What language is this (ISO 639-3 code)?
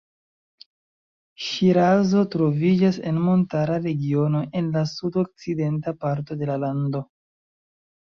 epo